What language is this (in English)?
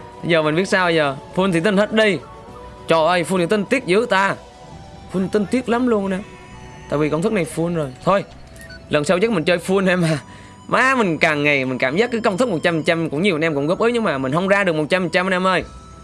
Vietnamese